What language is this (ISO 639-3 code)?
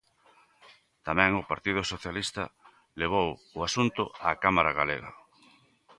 glg